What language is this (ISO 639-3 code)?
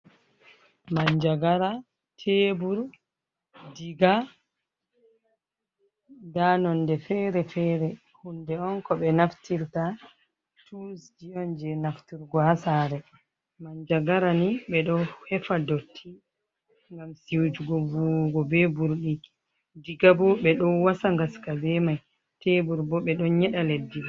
ful